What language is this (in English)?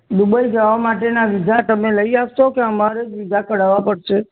Gujarati